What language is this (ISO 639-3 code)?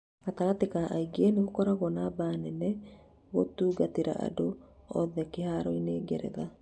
kik